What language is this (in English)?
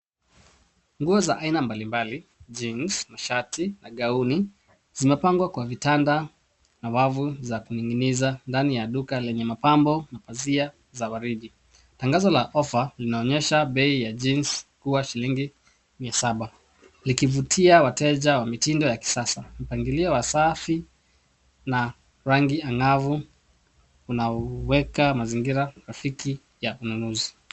Swahili